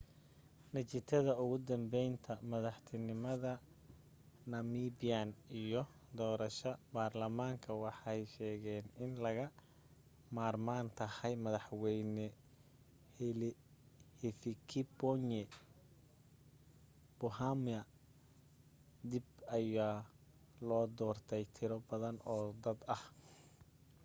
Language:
Somali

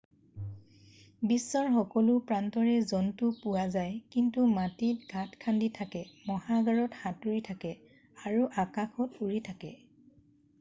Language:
Assamese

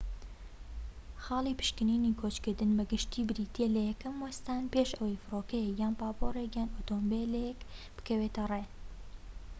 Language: Central Kurdish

